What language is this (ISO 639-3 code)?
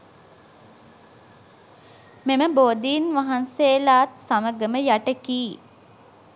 sin